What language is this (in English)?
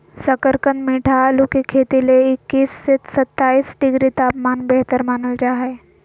Magahi